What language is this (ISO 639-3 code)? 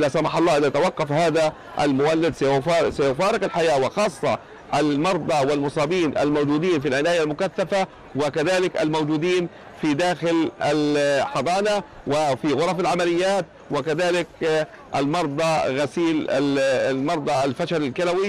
ara